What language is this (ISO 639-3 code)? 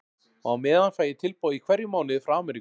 isl